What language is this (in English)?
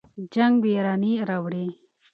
Pashto